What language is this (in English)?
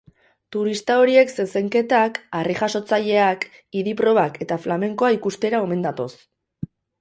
Basque